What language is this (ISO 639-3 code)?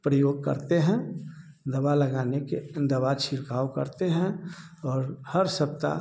hin